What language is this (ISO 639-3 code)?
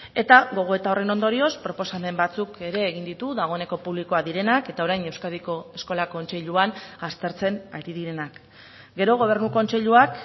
eus